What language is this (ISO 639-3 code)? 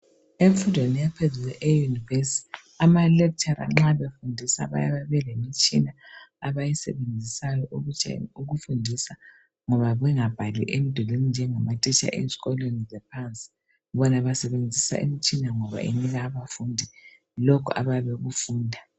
nde